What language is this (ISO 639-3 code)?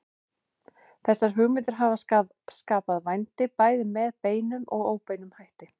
isl